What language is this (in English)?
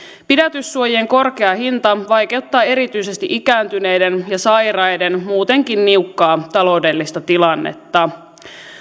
Finnish